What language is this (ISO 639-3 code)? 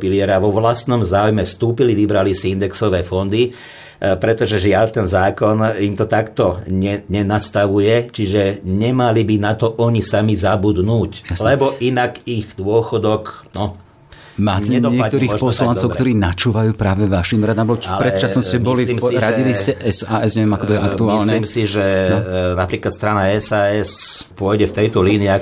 slk